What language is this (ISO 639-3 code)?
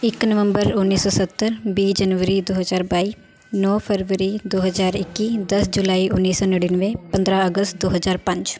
pan